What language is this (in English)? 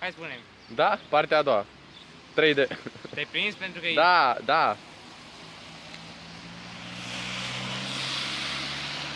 Portuguese